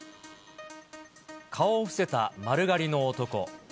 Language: Japanese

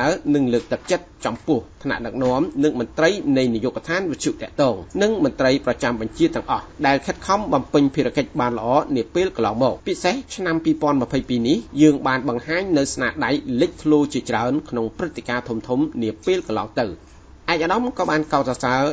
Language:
Thai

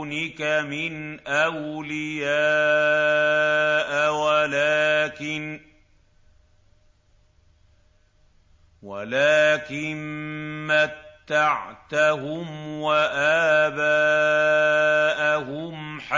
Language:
Arabic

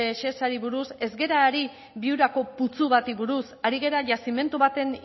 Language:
Basque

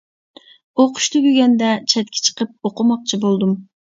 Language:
Uyghur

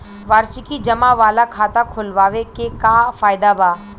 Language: Bhojpuri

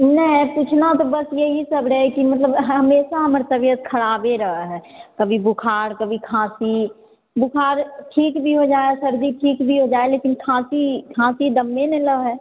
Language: Maithili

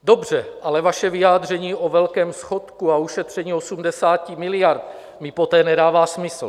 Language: Czech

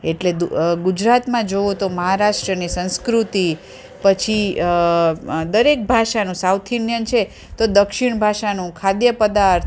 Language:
Gujarati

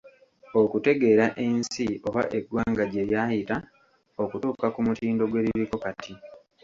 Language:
Ganda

